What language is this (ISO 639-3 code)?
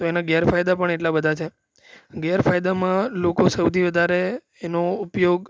guj